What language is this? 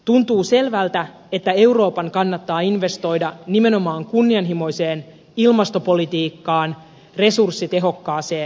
Finnish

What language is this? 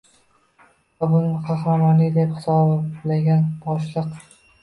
Uzbek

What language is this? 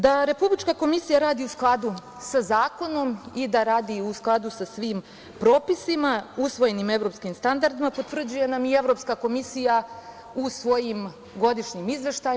Serbian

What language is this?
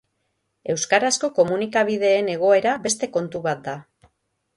Basque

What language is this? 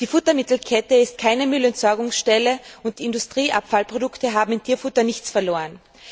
German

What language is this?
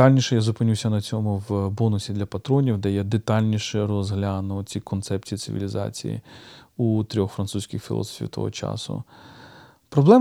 Ukrainian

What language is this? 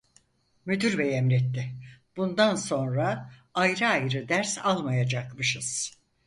Turkish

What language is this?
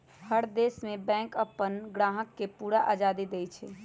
Magahi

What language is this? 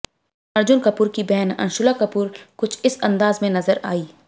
Hindi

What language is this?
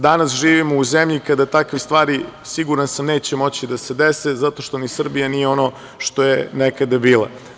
Serbian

